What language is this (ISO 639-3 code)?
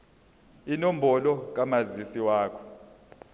zul